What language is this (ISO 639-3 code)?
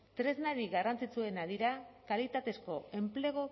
eus